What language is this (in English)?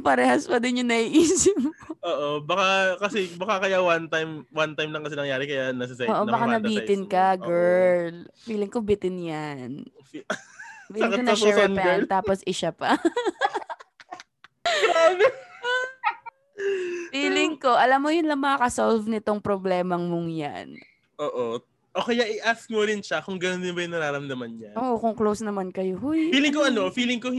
Filipino